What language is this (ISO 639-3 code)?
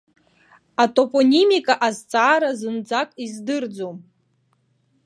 abk